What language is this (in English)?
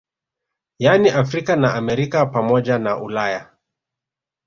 Swahili